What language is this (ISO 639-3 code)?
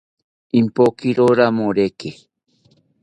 cpy